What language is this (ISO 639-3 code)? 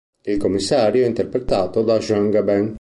ita